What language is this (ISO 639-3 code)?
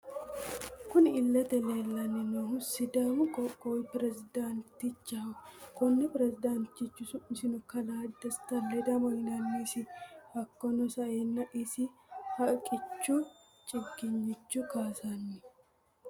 sid